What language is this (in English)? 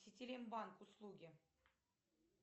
Russian